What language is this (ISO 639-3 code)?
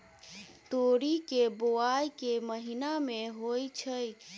mai